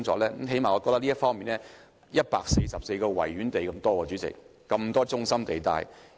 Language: Cantonese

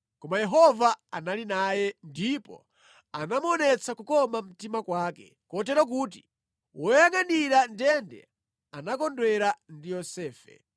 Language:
Nyanja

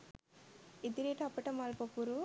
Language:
Sinhala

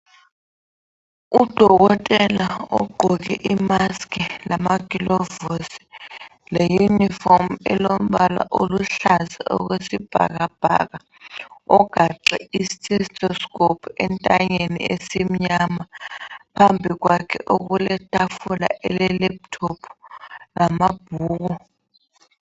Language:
North Ndebele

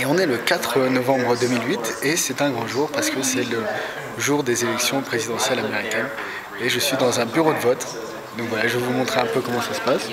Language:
French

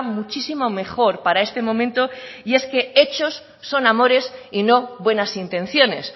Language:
Spanish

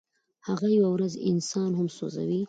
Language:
Pashto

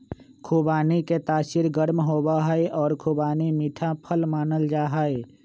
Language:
Magahi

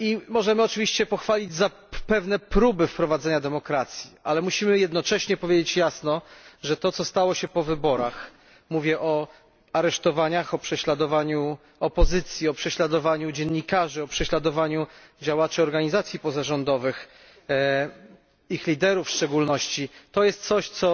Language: Polish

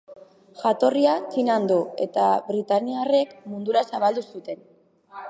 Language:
Basque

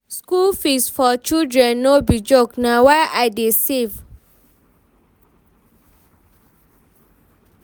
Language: Nigerian Pidgin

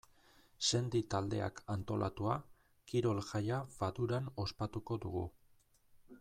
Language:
Basque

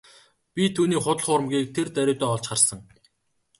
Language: Mongolian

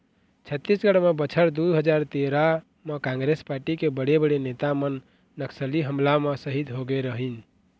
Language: Chhattisgarhi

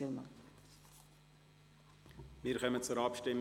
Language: Swiss German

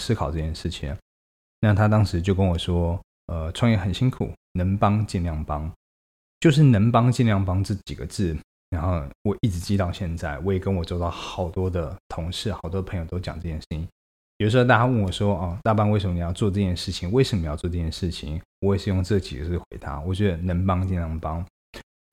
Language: Chinese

